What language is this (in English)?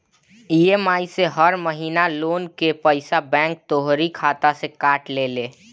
Bhojpuri